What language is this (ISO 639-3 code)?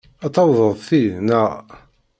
kab